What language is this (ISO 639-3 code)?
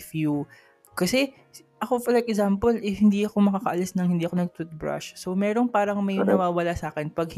fil